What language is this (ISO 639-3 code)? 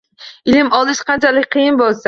uzb